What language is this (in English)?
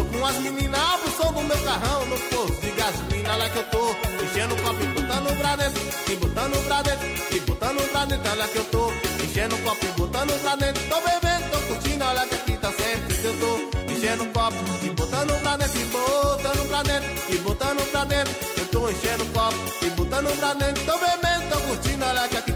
Portuguese